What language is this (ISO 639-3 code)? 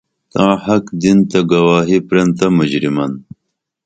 dml